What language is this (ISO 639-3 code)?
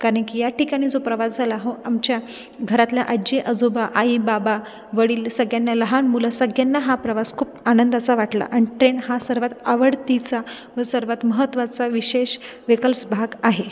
mar